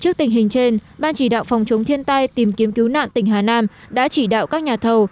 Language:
Vietnamese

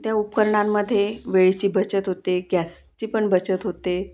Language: Marathi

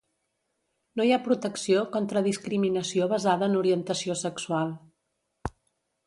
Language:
Catalan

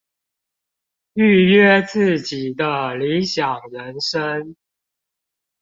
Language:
Chinese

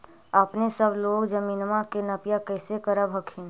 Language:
Magahi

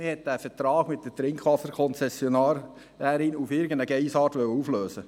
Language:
Swiss German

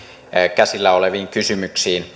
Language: Finnish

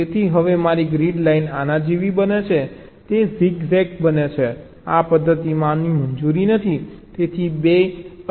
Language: Gujarati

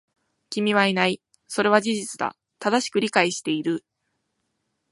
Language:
Japanese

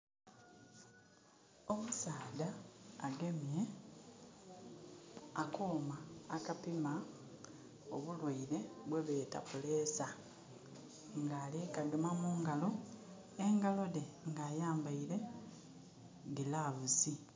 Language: Soga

